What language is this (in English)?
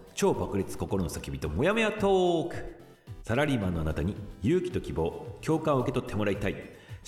Japanese